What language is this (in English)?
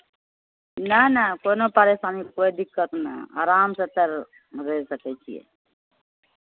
Maithili